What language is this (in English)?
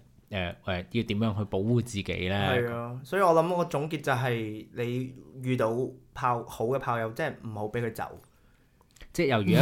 Chinese